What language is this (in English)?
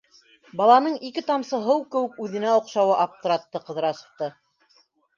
Bashkir